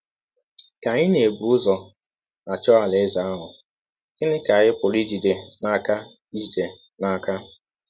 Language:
Igbo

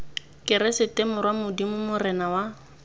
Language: Tswana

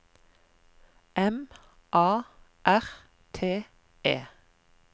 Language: Norwegian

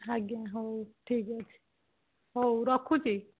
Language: Odia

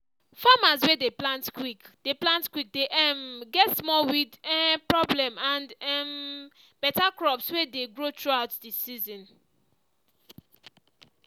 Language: Nigerian Pidgin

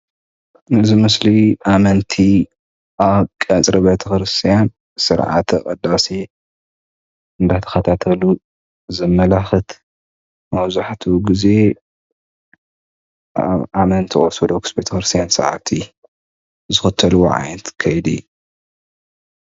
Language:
Tigrinya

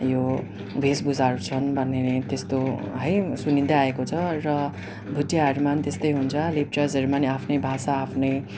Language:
Nepali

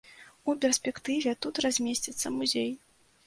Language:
Belarusian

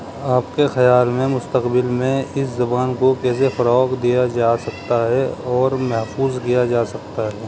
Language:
Urdu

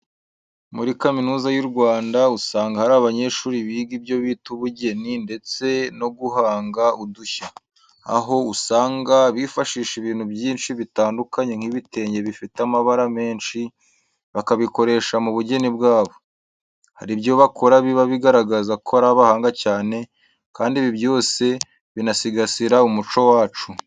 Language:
Kinyarwanda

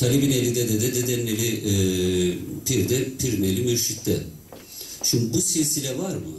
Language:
Turkish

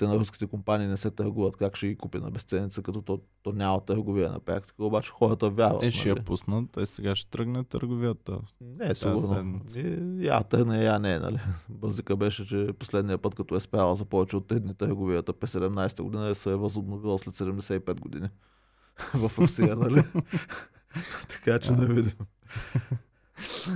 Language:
Bulgarian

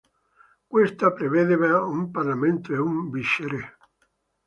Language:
Italian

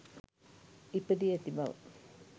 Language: Sinhala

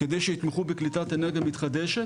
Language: Hebrew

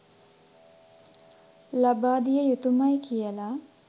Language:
Sinhala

